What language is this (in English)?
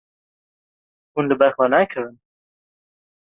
Kurdish